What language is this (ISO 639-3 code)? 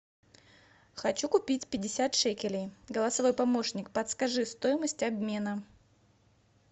rus